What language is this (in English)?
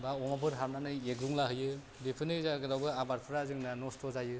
Bodo